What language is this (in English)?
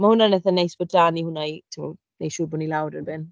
Welsh